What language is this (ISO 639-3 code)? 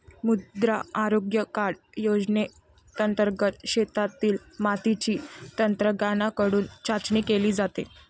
mar